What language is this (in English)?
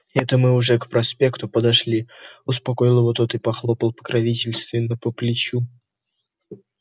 Russian